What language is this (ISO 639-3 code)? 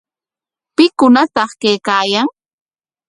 qwa